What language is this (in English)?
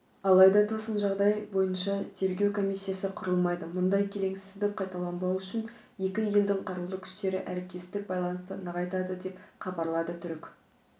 Kazakh